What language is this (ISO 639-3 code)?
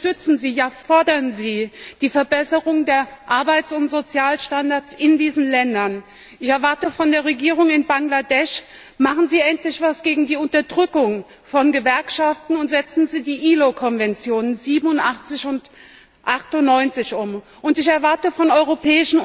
deu